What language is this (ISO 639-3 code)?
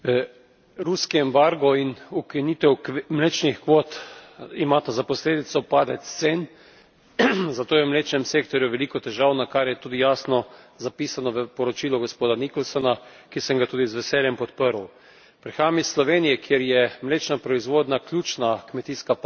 slv